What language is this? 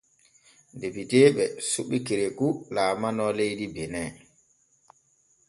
Borgu Fulfulde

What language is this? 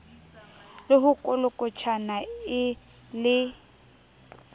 Southern Sotho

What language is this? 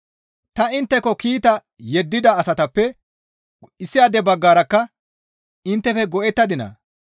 Gamo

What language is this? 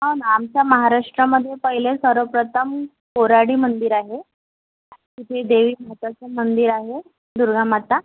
Marathi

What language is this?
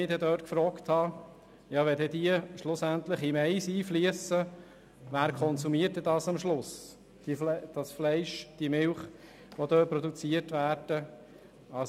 Swiss German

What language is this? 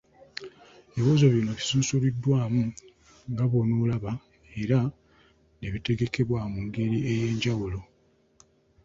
Ganda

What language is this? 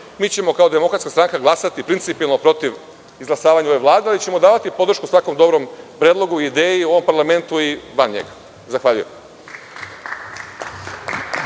Serbian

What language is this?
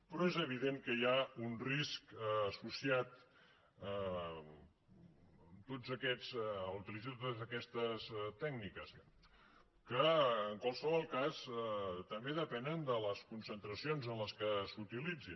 Catalan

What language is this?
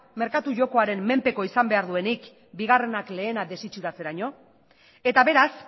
Basque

